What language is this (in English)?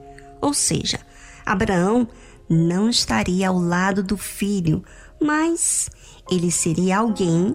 Portuguese